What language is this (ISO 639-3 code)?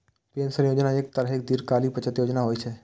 mai